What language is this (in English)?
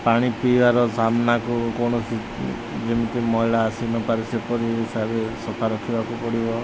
Odia